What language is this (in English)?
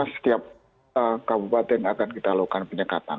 Indonesian